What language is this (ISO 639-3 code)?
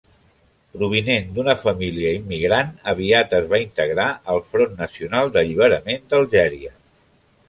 cat